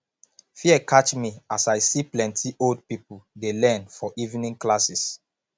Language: Nigerian Pidgin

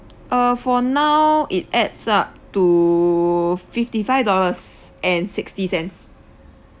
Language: English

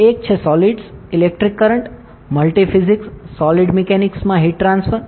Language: Gujarati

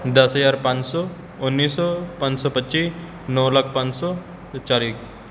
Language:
Punjabi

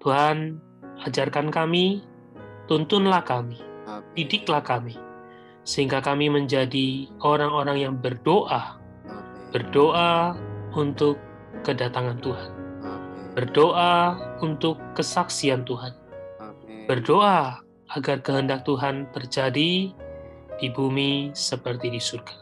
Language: Indonesian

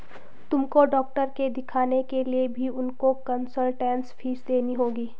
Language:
Hindi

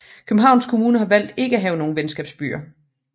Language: Danish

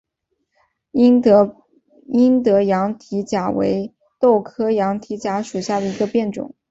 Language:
Chinese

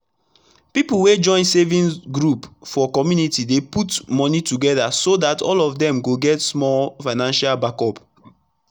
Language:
Nigerian Pidgin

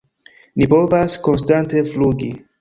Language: Esperanto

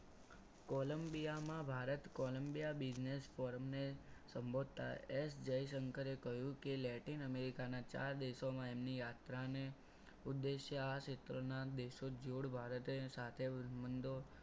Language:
Gujarati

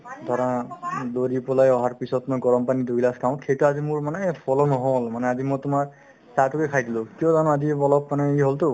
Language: Assamese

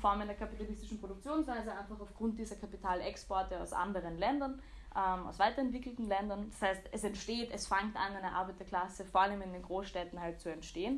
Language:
German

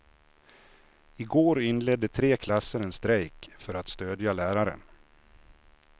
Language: Swedish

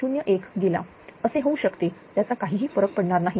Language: Marathi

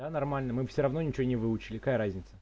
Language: Russian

